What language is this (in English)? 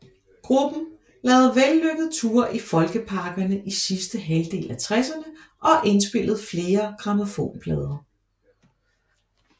Danish